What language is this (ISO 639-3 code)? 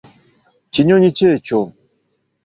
lug